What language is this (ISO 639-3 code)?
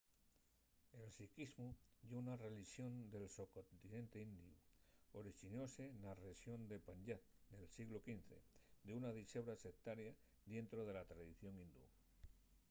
ast